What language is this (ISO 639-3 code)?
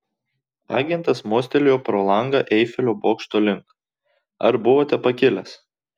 lit